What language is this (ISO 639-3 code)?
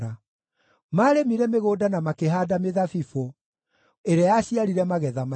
kik